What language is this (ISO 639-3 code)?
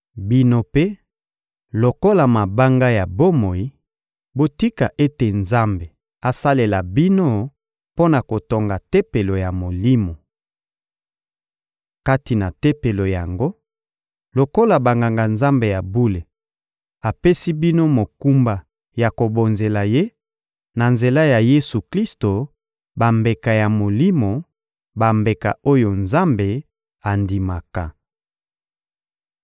lin